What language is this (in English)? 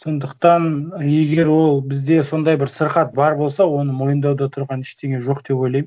Kazakh